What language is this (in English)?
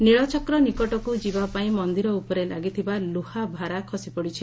Odia